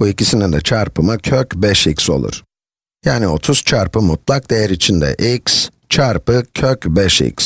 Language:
Turkish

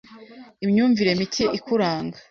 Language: Kinyarwanda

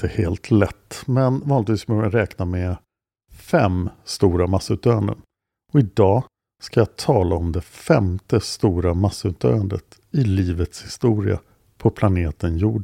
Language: Swedish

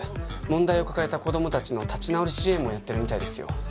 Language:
Japanese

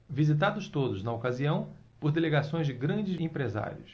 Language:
Portuguese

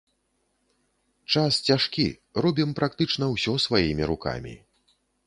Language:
Belarusian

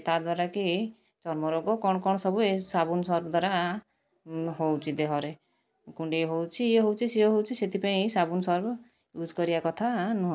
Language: Odia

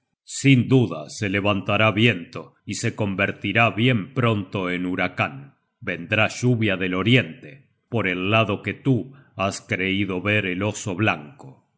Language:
Spanish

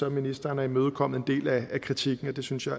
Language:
Danish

